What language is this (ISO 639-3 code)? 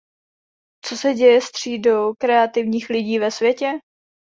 ces